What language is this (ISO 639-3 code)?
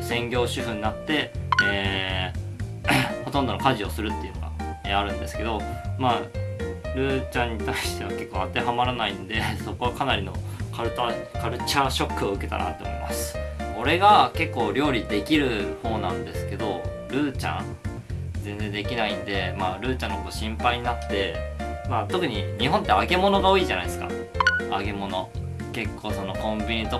jpn